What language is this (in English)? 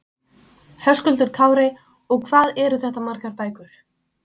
Icelandic